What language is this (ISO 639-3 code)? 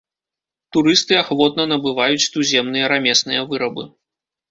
bel